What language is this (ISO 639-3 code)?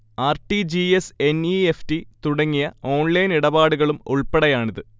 mal